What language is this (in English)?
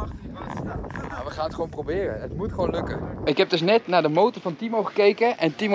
Dutch